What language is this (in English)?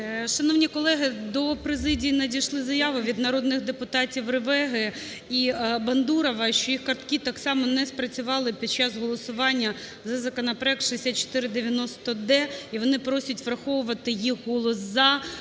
Ukrainian